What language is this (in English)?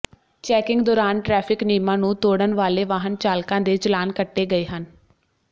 Punjabi